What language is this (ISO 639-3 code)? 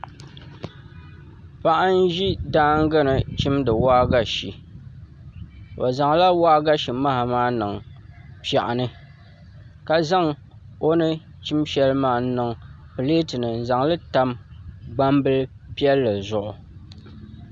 dag